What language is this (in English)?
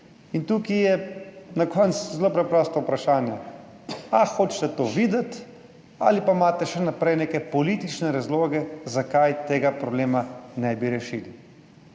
Slovenian